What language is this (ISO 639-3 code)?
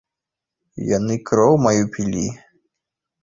bel